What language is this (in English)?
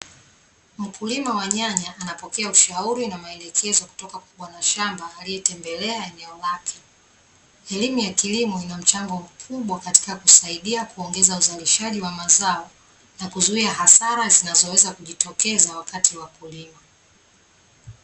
Swahili